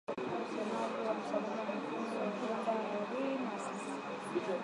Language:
Swahili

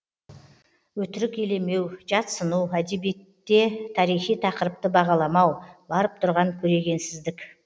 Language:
Kazakh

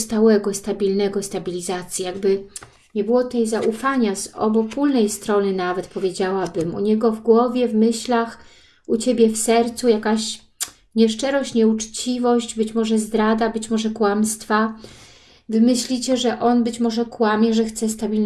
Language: Polish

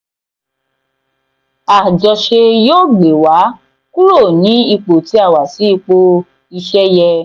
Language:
Yoruba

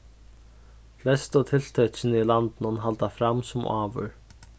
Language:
Faroese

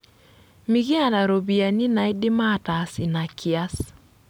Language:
Masai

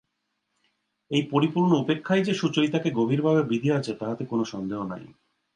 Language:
Bangla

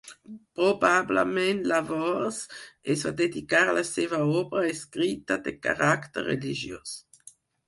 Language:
Catalan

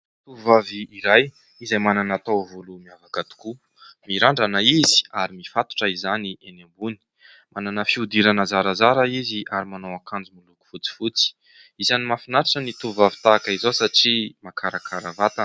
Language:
Malagasy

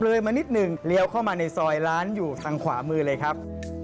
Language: Thai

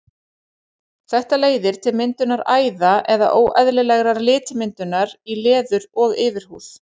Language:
Icelandic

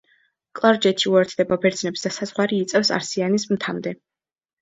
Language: Georgian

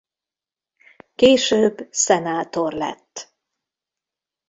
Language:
Hungarian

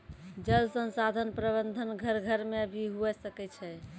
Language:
Maithili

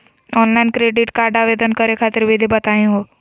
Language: Magahi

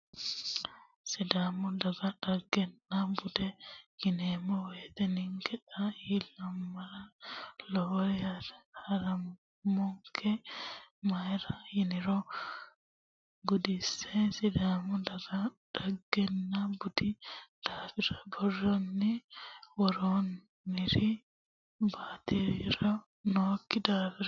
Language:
Sidamo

